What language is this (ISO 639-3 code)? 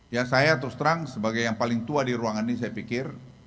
ind